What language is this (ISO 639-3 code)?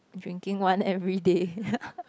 eng